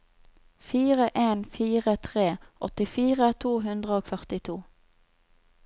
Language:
Norwegian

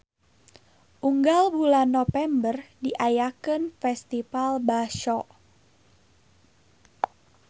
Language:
Sundanese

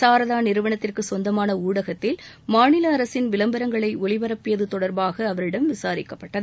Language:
Tamil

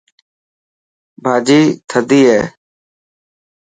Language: Dhatki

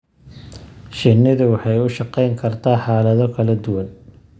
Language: Somali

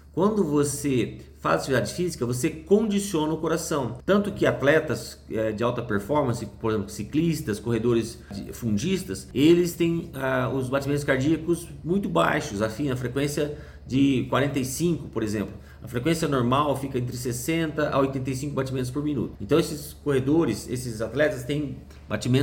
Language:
Portuguese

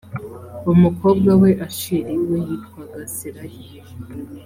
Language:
Kinyarwanda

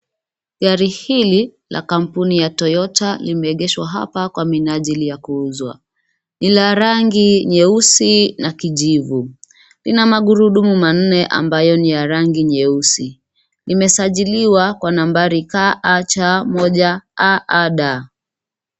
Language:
Swahili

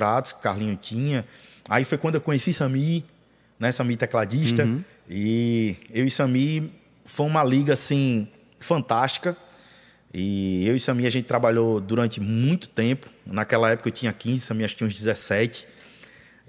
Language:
Portuguese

